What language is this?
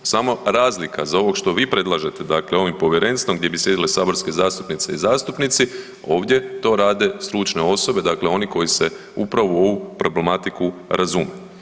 Croatian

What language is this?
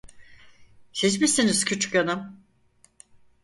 Turkish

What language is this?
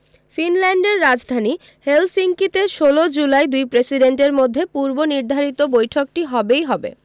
Bangla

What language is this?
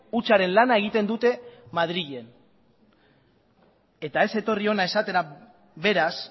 Basque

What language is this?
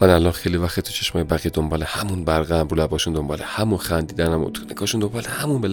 Persian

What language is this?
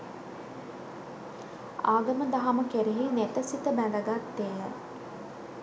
Sinhala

